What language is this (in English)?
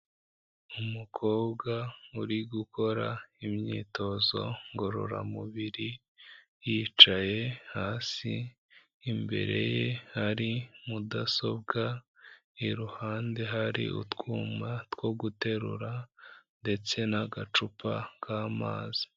Kinyarwanda